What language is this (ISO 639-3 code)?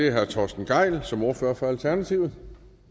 dan